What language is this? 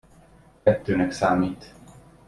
Hungarian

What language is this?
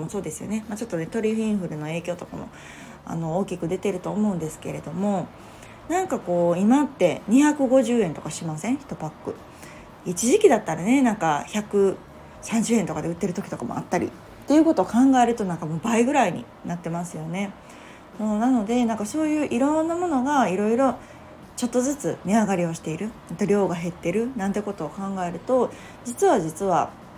Japanese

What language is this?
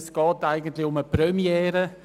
Swiss German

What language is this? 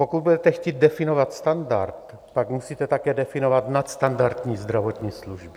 Czech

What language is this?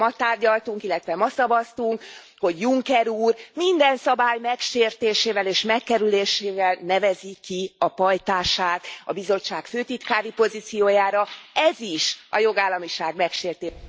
Hungarian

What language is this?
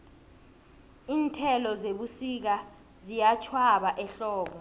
South Ndebele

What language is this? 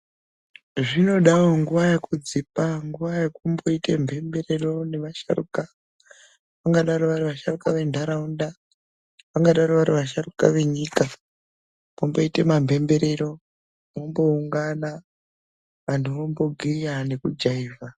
Ndau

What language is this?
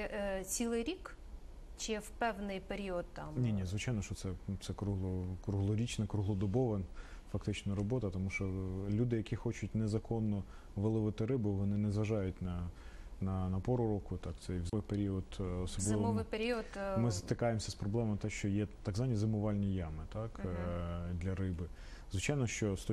Russian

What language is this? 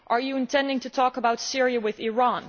English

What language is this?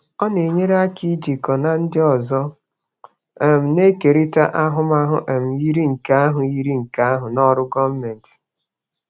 Igbo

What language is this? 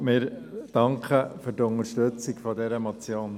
Swiss German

